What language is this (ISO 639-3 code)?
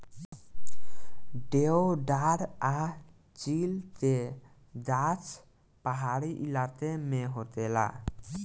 bho